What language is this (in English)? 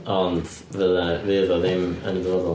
Welsh